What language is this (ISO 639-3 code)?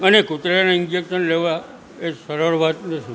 guj